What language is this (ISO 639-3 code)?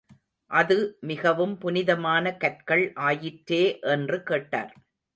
tam